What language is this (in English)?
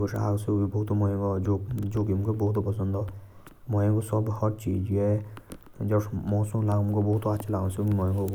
Jaunsari